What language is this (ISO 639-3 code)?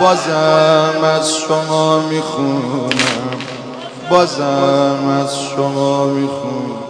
fas